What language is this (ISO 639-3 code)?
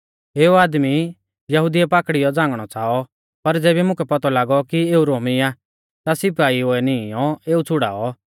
bfz